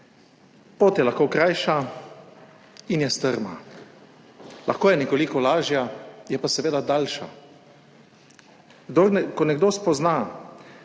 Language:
Slovenian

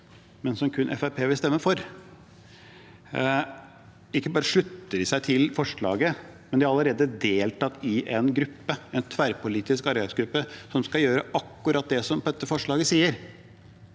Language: Norwegian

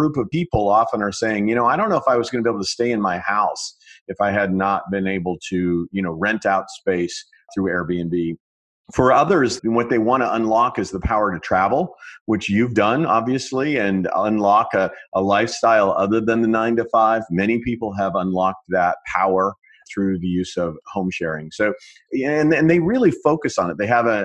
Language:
English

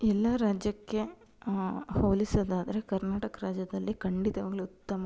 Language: Kannada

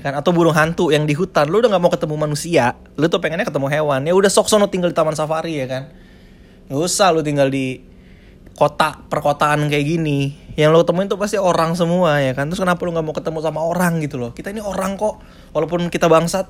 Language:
Indonesian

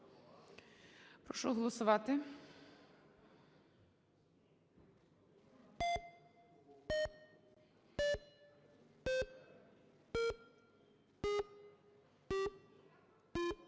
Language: Ukrainian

